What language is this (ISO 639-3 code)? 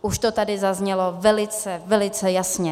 ces